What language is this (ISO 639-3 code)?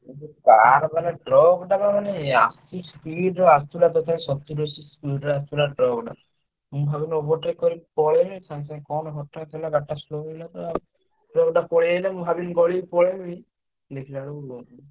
ori